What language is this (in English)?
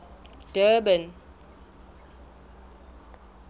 Southern Sotho